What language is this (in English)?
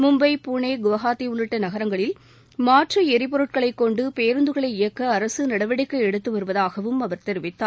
Tamil